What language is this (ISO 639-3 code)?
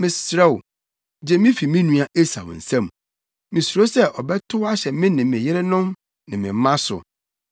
aka